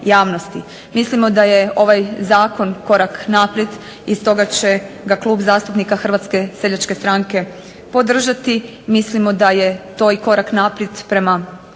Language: Croatian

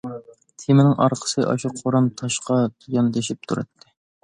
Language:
Uyghur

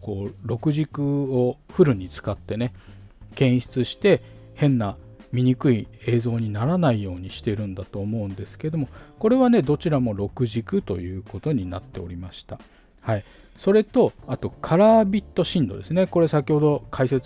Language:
Japanese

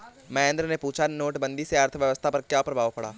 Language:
Hindi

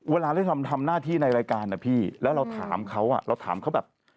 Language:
Thai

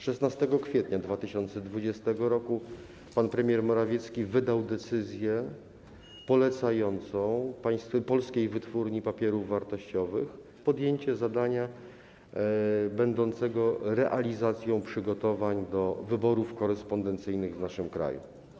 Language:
Polish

